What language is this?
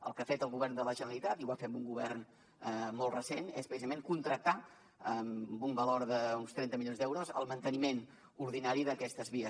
Catalan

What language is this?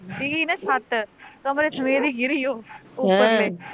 Punjabi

